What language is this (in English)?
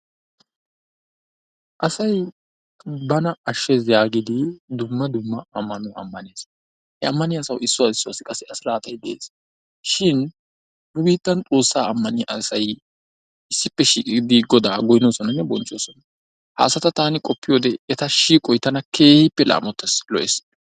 Wolaytta